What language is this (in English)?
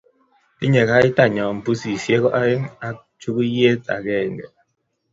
Kalenjin